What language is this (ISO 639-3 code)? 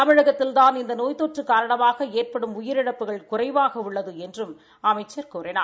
tam